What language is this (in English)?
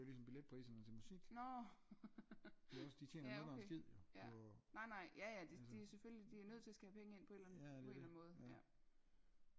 Danish